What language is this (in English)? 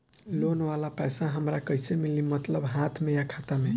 Bhojpuri